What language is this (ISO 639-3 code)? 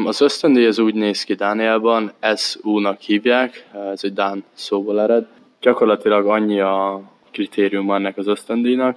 hun